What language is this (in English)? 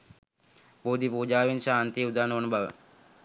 Sinhala